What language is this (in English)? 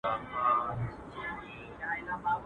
Pashto